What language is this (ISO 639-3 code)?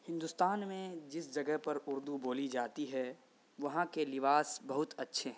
urd